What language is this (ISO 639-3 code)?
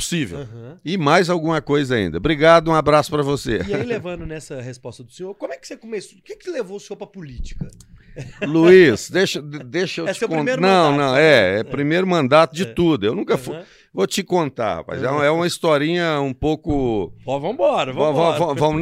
por